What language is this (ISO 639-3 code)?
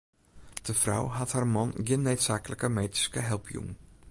fry